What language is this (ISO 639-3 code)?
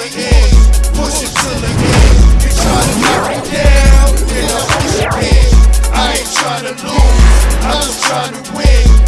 eng